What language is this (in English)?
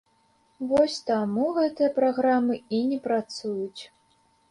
Belarusian